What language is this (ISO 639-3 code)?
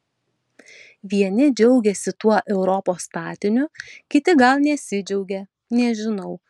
lit